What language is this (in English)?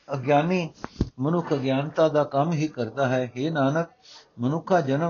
Punjabi